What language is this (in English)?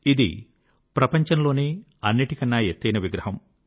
Telugu